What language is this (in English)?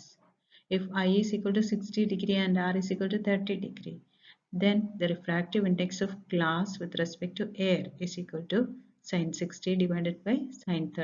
English